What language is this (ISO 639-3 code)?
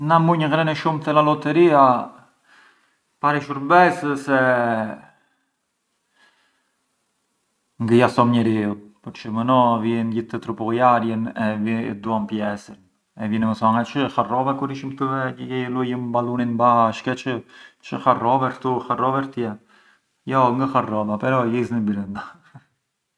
aae